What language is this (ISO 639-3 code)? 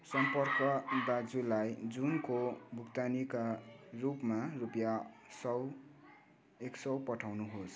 nep